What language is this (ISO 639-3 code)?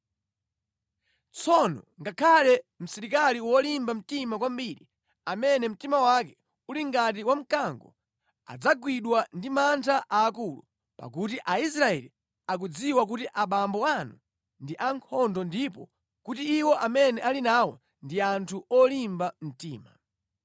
nya